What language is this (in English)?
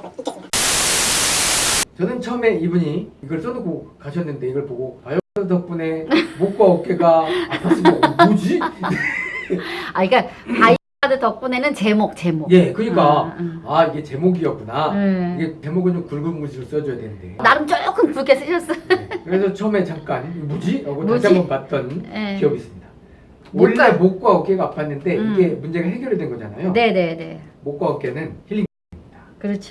Korean